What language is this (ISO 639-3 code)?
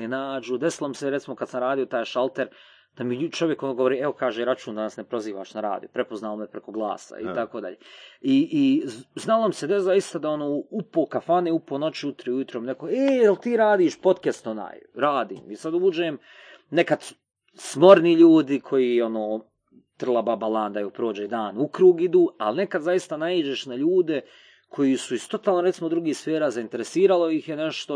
hrv